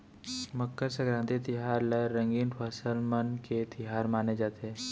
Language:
Chhattisgarhi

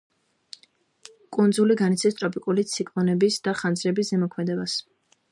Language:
Georgian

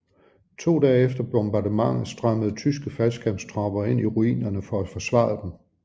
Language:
Danish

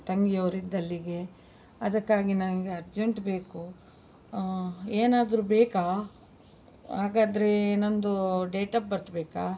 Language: Kannada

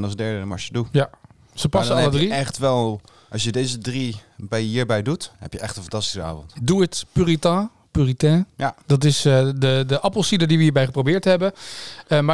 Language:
Dutch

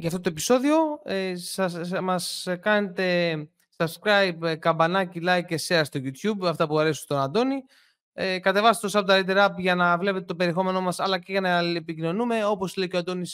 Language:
Greek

